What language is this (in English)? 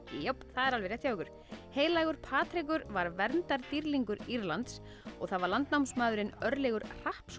Icelandic